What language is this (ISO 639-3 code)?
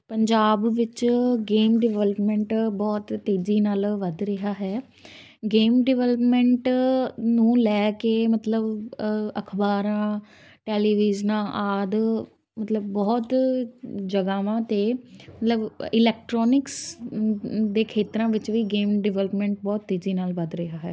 pan